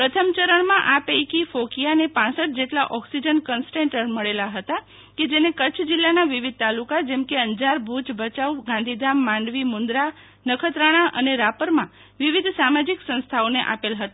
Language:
Gujarati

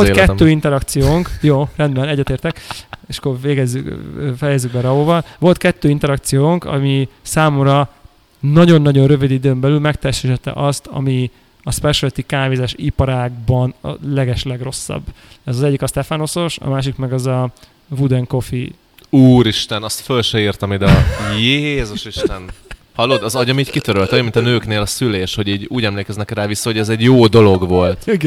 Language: Hungarian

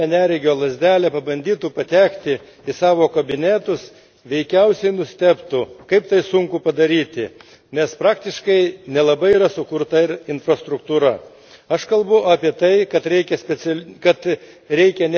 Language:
Lithuanian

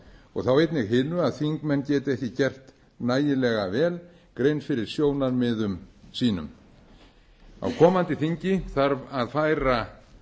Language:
Icelandic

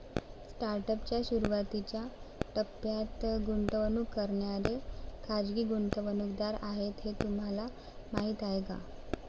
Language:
Marathi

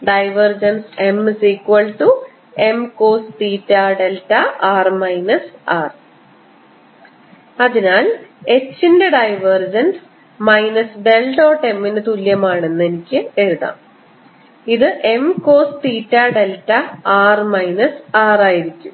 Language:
Malayalam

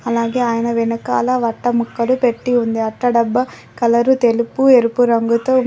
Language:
Telugu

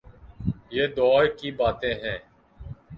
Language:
Urdu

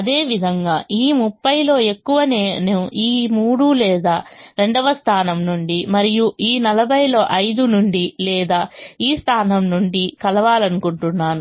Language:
Telugu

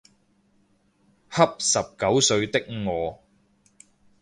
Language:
Cantonese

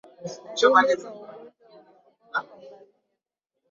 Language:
Swahili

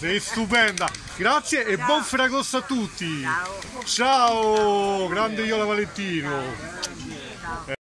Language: Italian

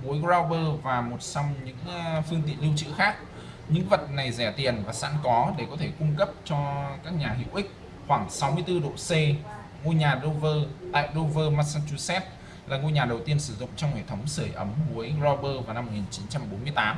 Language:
Vietnamese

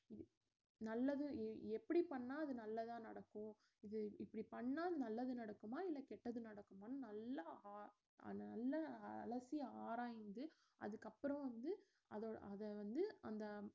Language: Tamil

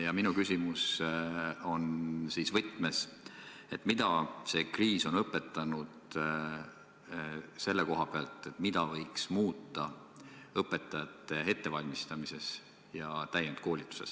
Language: Estonian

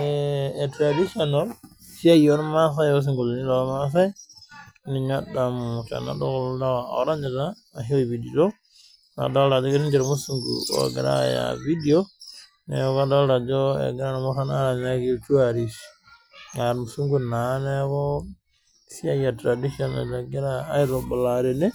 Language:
Masai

